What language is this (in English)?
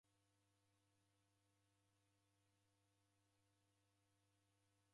Taita